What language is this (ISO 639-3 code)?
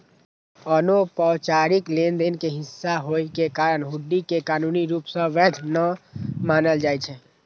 mai